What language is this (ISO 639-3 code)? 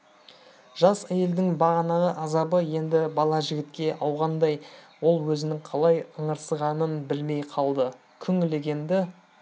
kaz